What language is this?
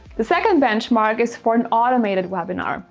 English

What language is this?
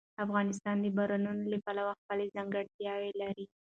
Pashto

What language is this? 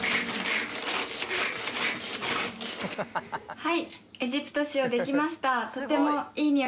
Japanese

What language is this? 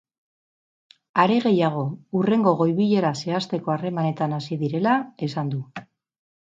Basque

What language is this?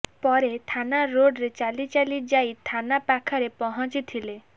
Odia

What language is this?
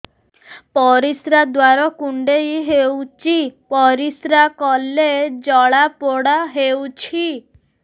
Odia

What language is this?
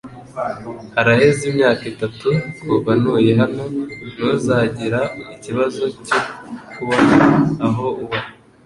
Kinyarwanda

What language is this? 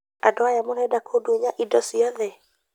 Kikuyu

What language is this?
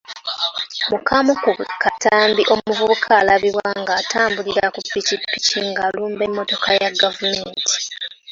Ganda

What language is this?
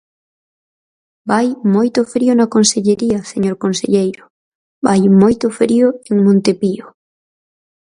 Galician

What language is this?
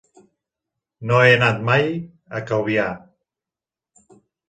Catalan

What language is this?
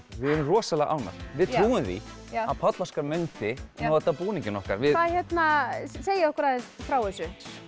Icelandic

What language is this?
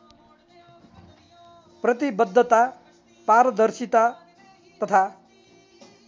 Nepali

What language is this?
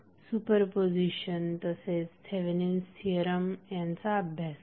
Marathi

